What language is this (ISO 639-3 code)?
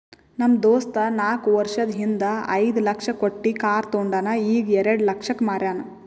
kan